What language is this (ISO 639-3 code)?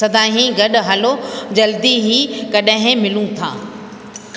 snd